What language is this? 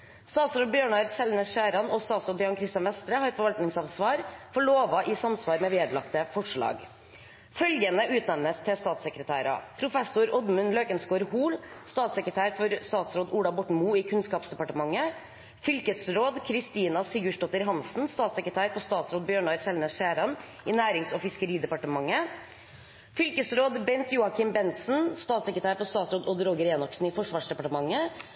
Norwegian Bokmål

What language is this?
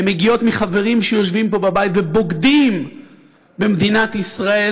Hebrew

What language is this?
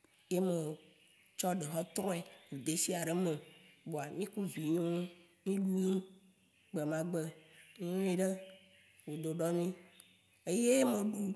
Waci Gbe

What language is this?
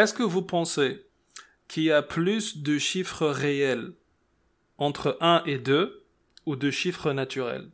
French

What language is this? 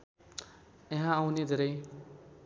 Nepali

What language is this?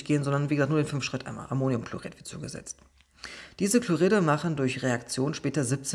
German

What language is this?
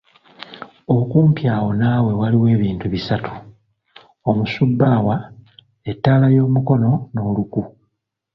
Ganda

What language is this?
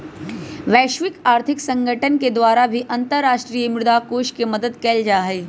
Magahi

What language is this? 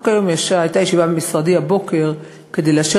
Hebrew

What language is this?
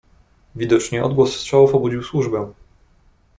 Polish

